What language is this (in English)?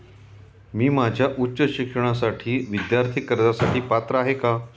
Marathi